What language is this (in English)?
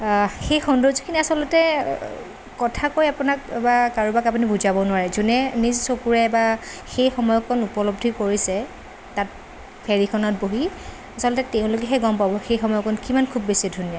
Assamese